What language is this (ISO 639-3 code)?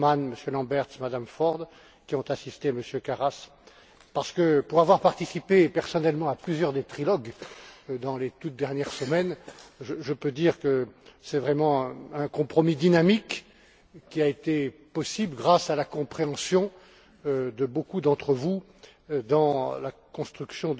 fra